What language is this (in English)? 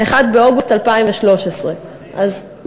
Hebrew